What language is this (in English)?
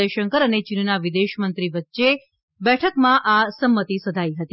Gujarati